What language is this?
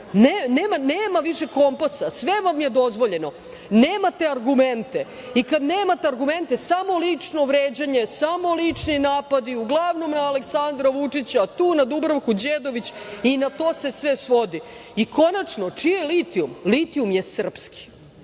Serbian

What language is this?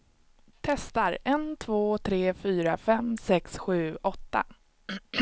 Swedish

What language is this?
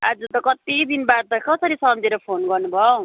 Nepali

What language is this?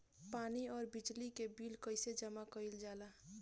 Bhojpuri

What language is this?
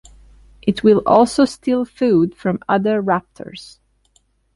English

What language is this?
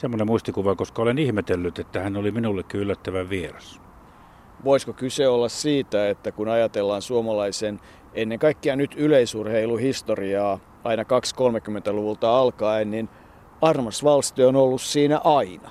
Finnish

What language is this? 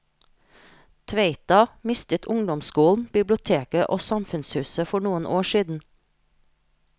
Norwegian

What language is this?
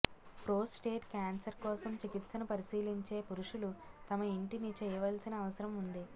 Telugu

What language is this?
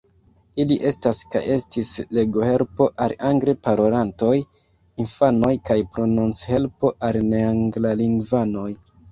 Esperanto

